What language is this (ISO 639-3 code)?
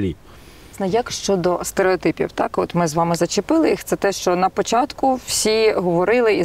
ukr